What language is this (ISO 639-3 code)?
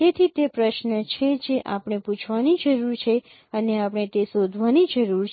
guj